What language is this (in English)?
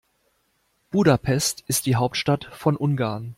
German